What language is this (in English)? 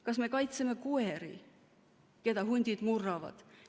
Estonian